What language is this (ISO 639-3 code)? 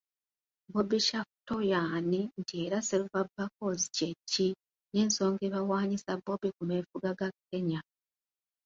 lug